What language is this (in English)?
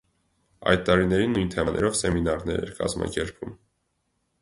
Armenian